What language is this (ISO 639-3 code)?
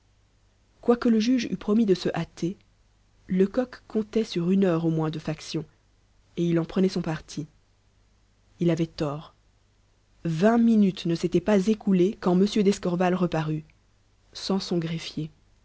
fra